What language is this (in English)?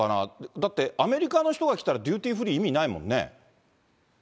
Japanese